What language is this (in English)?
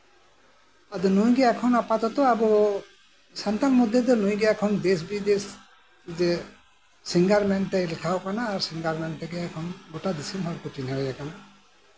Santali